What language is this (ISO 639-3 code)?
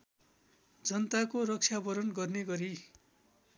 nep